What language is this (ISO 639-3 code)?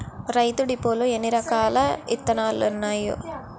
tel